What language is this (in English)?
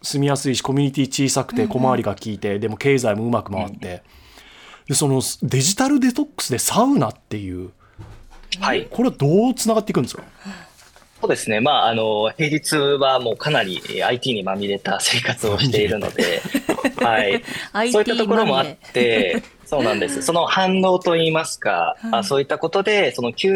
Japanese